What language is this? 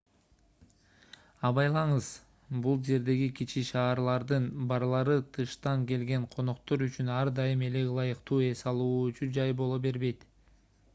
Kyrgyz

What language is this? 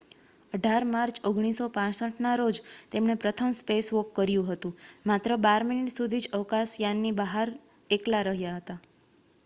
Gujarati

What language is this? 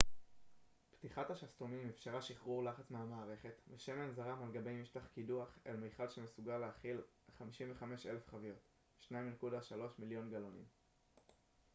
Hebrew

